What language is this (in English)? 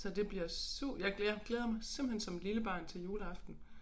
Danish